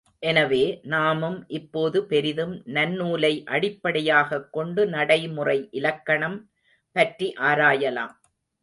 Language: Tamil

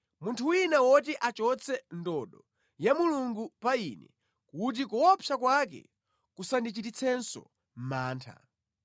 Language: Nyanja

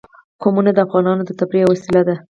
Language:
Pashto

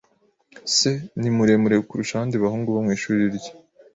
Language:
Kinyarwanda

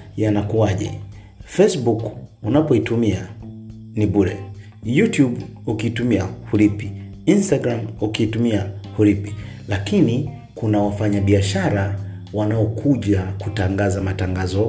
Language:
Swahili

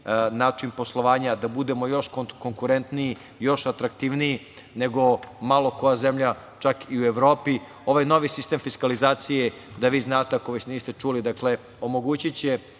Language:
Serbian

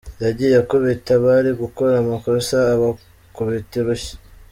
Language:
Kinyarwanda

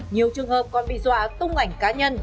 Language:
Vietnamese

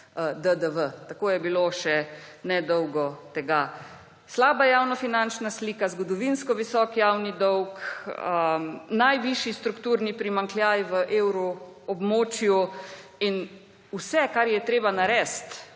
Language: Slovenian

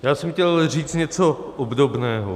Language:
Czech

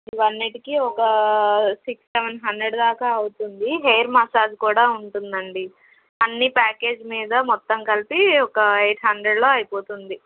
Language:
Telugu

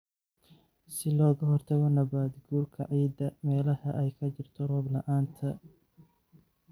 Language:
Somali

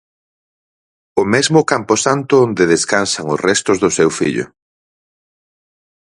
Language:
Galician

